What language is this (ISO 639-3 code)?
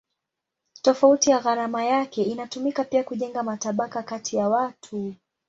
swa